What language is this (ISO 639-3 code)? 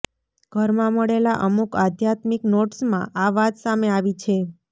guj